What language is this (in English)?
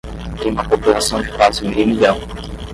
Portuguese